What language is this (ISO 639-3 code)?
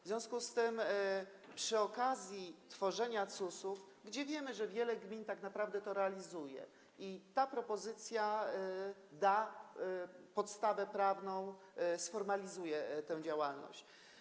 pol